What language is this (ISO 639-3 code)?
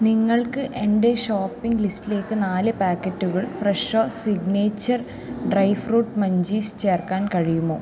mal